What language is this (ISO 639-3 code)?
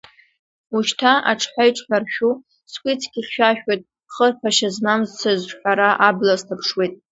abk